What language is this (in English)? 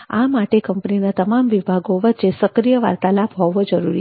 Gujarati